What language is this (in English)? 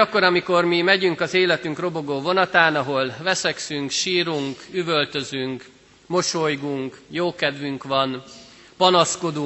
Hungarian